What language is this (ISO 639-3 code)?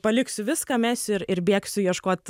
lit